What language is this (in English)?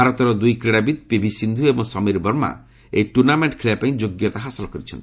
Odia